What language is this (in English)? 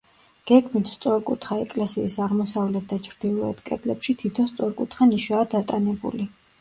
Georgian